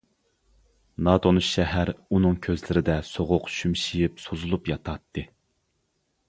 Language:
Uyghur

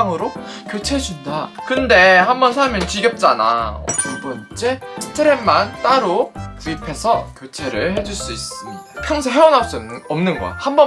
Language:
Korean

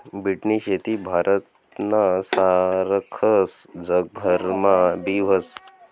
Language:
Marathi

